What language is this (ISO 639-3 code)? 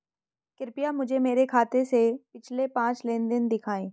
hin